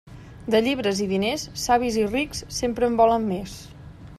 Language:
Catalan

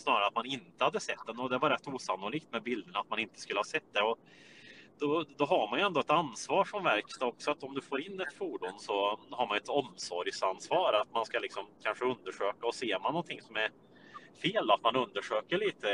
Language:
Swedish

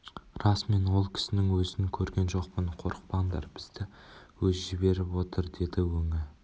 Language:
Kazakh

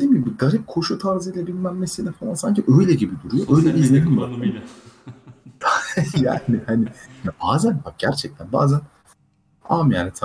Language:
Turkish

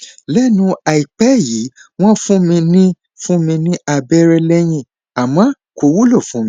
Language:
Yoruba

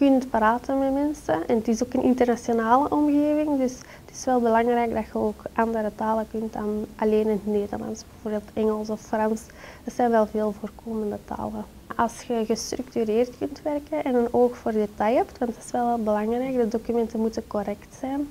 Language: Dutch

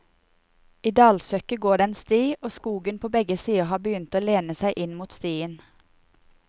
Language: Norwegian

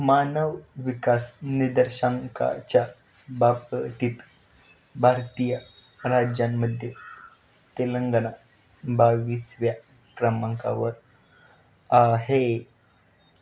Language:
Marathi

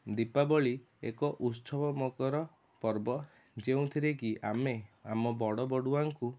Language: Odia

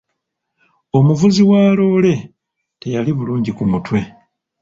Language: Ganda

